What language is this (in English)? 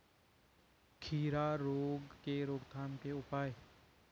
Hindi